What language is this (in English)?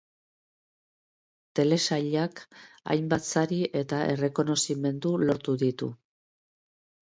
Basque